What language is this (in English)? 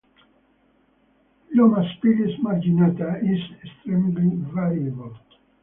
English